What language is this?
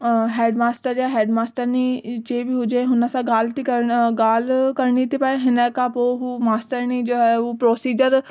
Sindhi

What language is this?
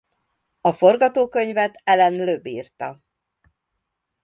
Hungarian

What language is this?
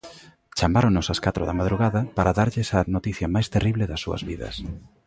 Galician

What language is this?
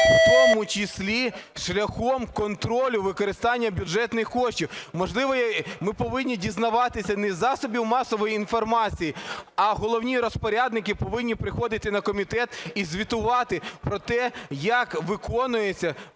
Ukrainian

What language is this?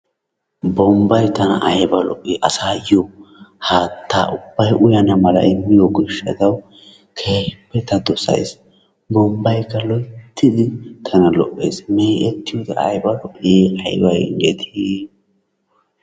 Wolaytta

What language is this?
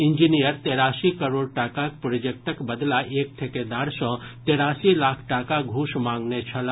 Maithili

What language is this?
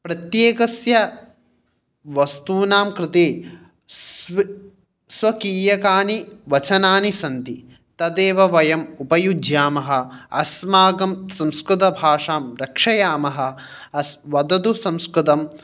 Sanskrit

